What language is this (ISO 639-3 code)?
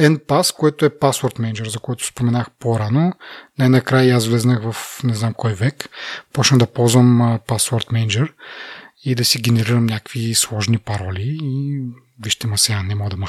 bul